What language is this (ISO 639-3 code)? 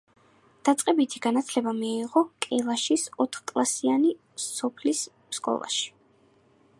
kat